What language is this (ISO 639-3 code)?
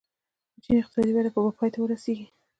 pus